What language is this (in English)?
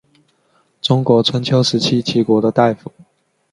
Chinese